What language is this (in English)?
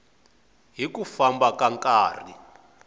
Tsonga